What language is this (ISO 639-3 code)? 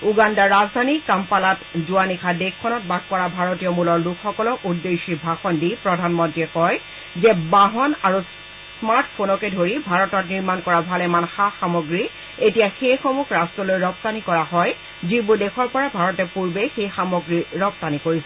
asm